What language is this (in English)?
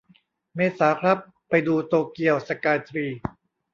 Thai